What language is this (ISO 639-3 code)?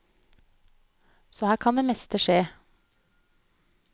nor